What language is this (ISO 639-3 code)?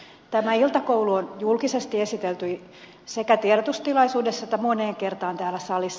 fin